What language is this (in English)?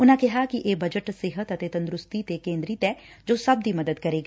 Punjabi